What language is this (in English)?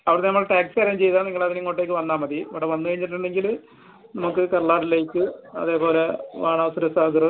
Malayalam